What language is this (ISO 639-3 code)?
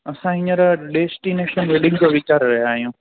snd